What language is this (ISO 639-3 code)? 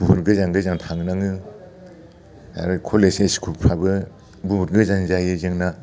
brx